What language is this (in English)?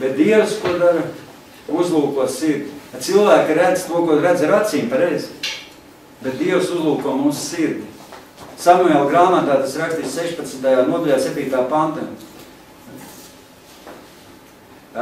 Latvian